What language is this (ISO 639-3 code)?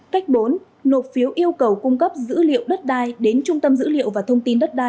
vie